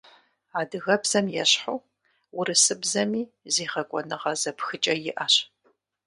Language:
Kabardian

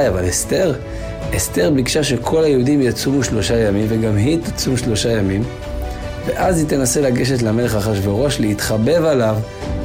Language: Hebrew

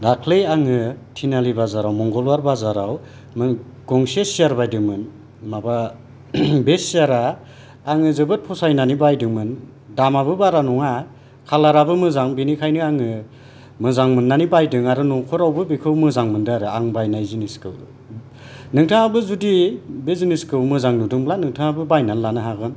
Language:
Bodo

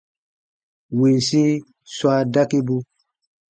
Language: Baatonum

